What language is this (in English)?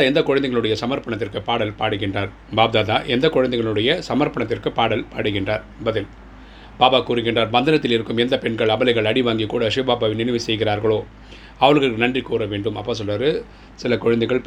Tamil